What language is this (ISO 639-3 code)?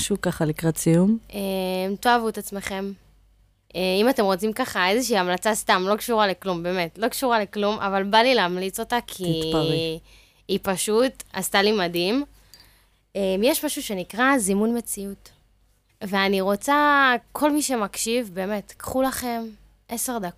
heb